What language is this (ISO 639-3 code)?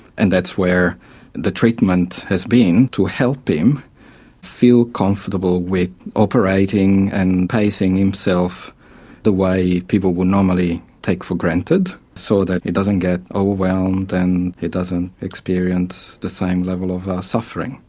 eng